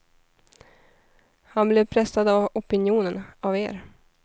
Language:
Swedish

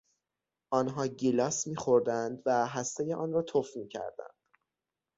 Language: Persian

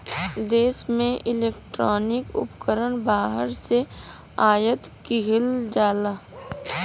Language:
Bhojpuri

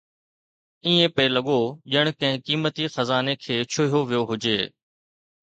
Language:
Sindhi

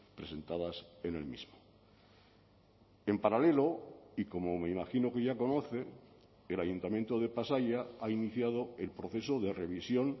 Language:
Spanish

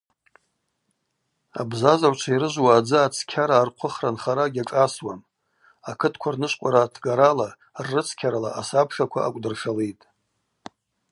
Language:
Abaza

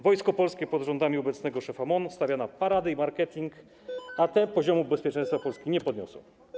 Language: Polish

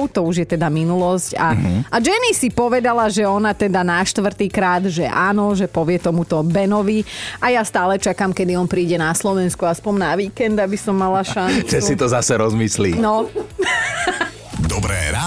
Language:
Slovak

